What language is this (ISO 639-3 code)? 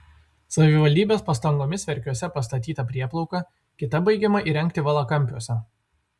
lit